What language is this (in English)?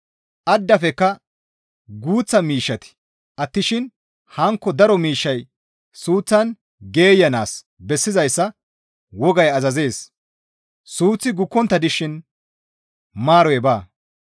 Gamo